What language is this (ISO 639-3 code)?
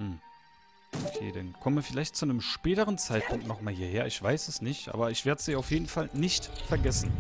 deu